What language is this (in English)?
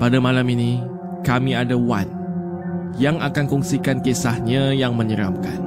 Malay